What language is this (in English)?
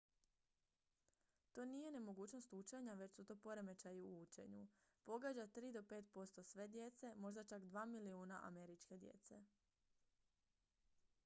Croatian